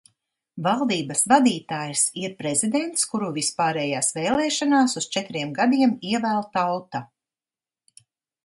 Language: Latvian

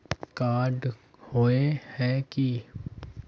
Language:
Magahi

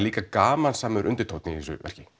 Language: Icelandic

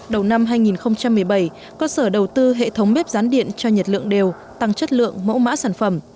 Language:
Vietnamese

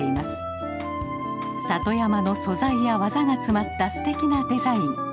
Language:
Japanese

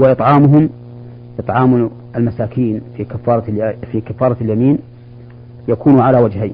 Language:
Arabic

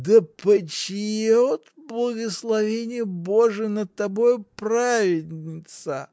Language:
Russian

